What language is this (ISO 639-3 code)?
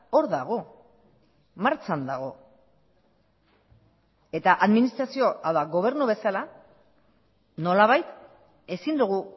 eus